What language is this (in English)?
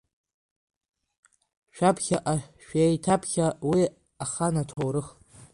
Abkhazian